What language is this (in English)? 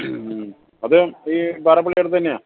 Malayalam